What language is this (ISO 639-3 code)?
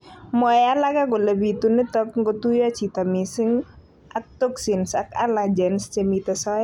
kln